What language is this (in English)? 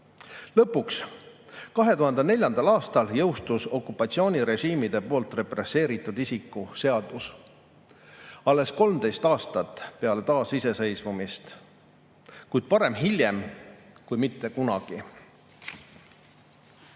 Estonian